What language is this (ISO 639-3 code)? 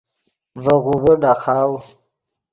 ydg